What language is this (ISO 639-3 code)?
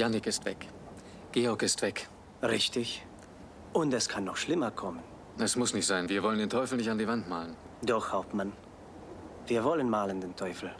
deu